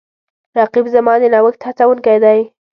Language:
Pashto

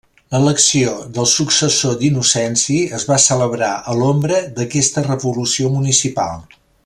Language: Catalan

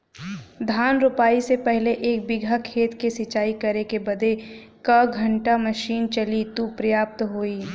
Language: Bhojpuri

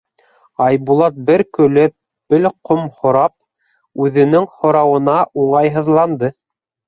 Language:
Bashkir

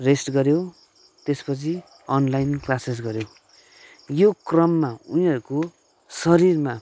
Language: Nepali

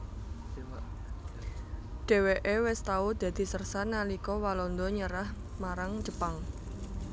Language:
Javanese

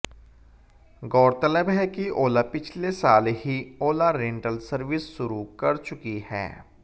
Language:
Hindi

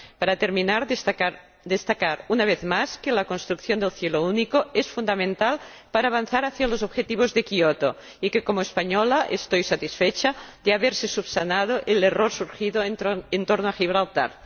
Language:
Spanish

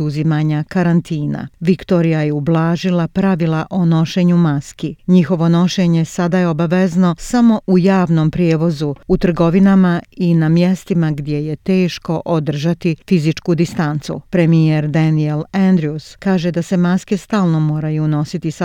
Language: Croatian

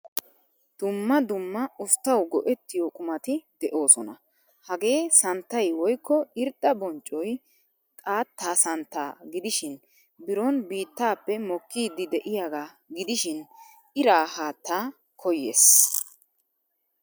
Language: Wolaytta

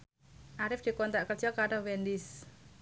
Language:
Javanese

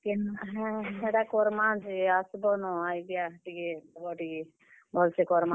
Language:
Odia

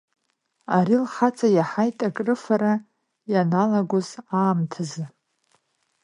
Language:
Abkhazian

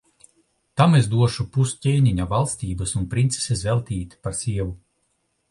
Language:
Latvian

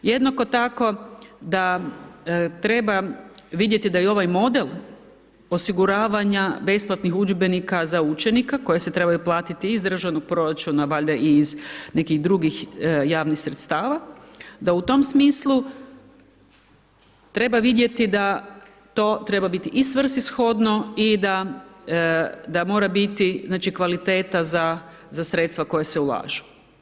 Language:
Croatian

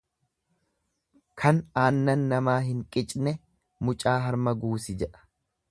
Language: Oromo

